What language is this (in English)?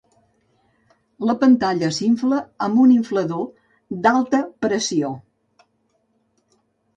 Catalan